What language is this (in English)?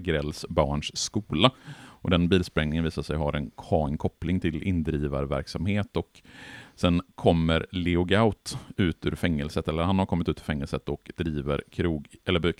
Swedish